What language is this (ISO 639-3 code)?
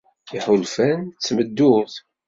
kab